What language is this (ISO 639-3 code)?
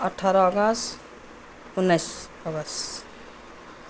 nep